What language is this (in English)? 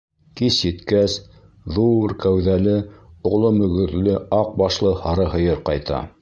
Bashkir